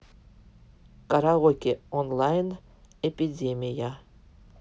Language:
Russian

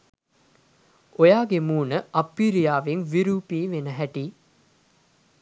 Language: Sinhala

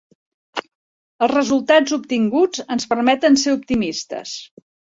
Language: Catalan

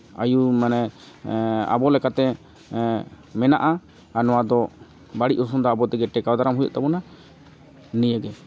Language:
Santali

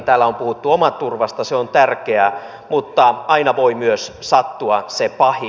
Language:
Finnish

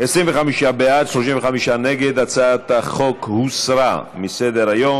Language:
Hebrew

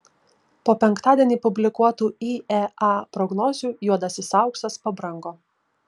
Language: Lithuanian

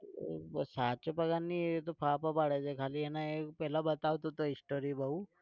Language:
Gujarati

